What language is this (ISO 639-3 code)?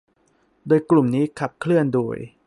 tha